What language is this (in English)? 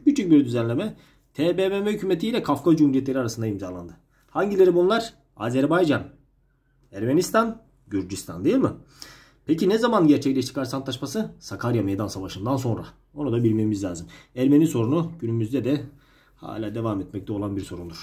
Turkish